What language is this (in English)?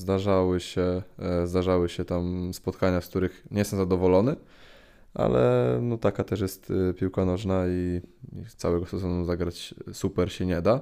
Polish